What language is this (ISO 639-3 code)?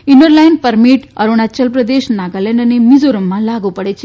guj